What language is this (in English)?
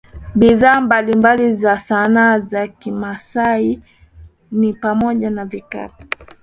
Swahili